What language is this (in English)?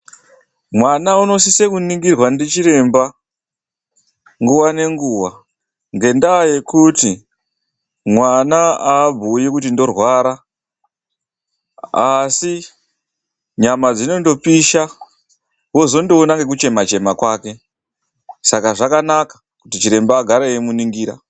Ndau